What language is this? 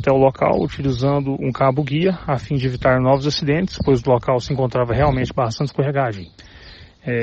Portuguese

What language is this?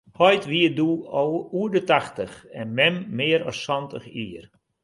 Western Frisian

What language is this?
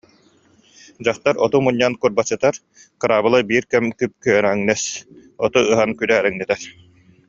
Yakut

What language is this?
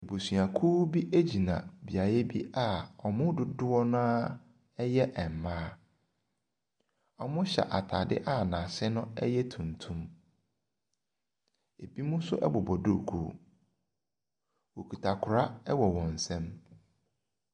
Akan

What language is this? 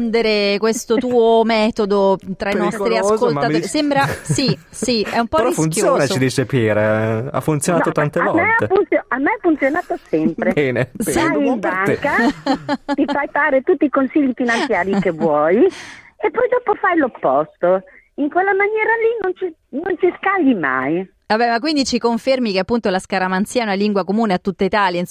Italian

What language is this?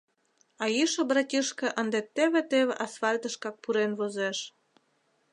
Mari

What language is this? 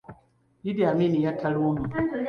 Ganda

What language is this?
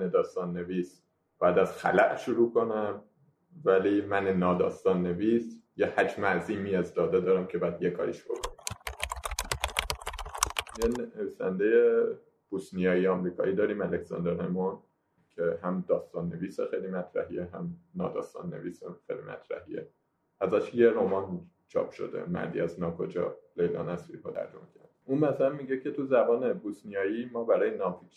Persian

